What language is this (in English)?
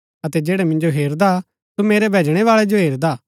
Gaddi